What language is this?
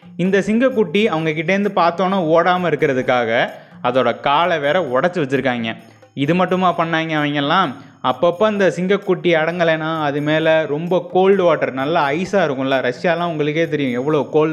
Tamil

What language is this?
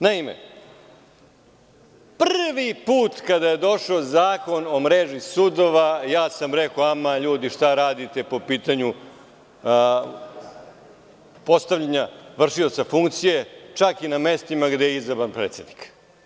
Serbian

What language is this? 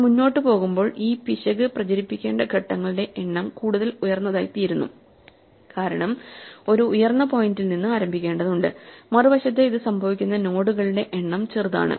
Malayalam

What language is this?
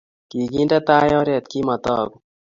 Kalenjin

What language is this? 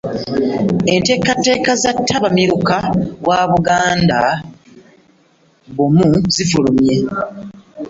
Ganda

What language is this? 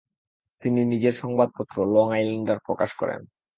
Bangla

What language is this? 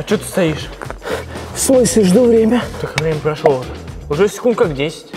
Russian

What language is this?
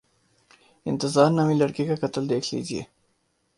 Urdu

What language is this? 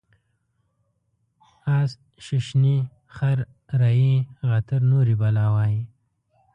Pashto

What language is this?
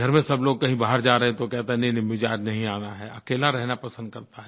Hindi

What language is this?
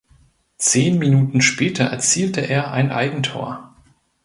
German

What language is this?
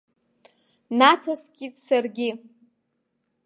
Abkhazian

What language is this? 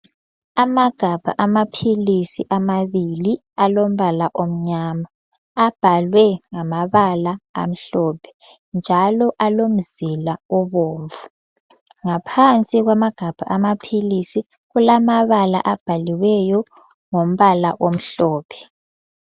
North Ndebele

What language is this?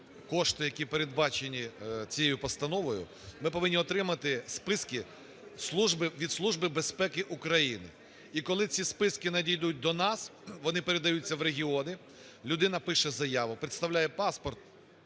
Ukrainian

